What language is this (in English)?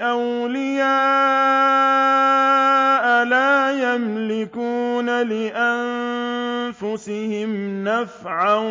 Arabic